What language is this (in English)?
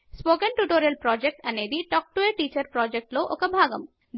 Telugu